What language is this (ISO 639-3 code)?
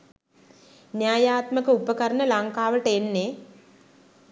sin